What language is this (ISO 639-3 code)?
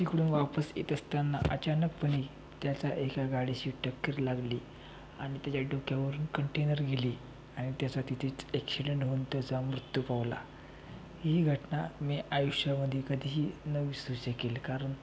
mar